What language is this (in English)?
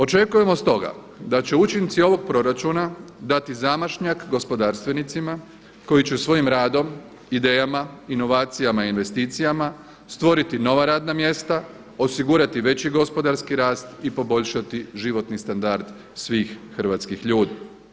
Croatian